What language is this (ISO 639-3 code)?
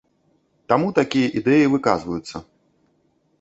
bel